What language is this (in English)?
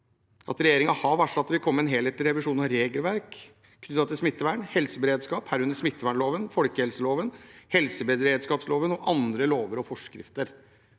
Norwegian